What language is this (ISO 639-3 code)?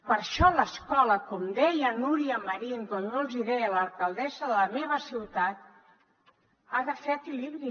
cat